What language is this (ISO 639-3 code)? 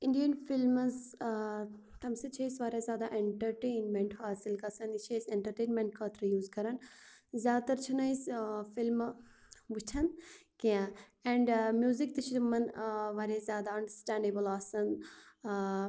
kas